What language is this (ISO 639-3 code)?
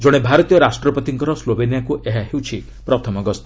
ori